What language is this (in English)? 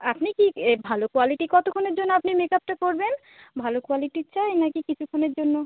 Bangla